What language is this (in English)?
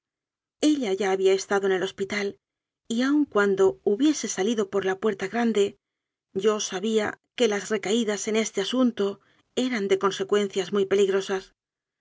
Spanish